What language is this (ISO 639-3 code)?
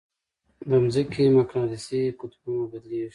pus